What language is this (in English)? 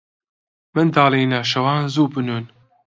Central Kurdish